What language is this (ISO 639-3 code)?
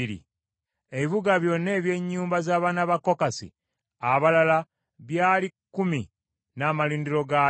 lug